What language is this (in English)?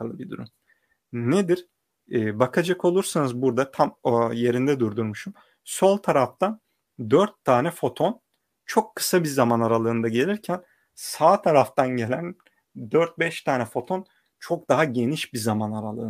Turkish